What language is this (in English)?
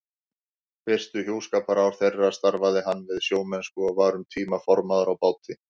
Icelandic